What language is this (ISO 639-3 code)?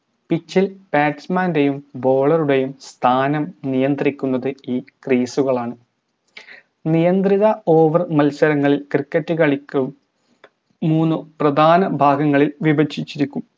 mal